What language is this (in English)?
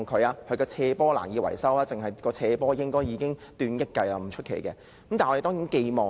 Cantonese